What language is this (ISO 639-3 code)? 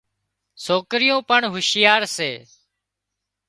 kxp